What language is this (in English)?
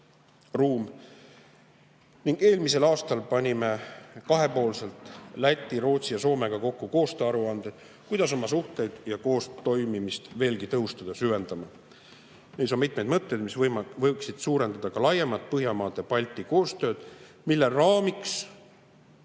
Estonian